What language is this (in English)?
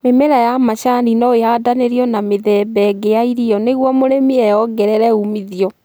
Kikuyu